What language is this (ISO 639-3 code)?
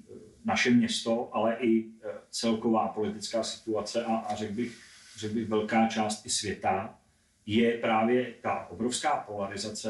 ces